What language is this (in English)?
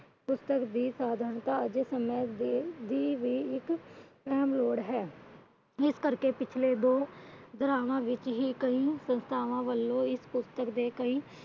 Punjabi